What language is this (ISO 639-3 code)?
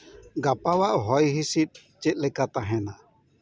sat